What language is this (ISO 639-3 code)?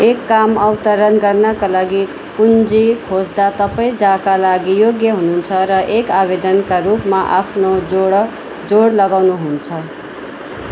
nep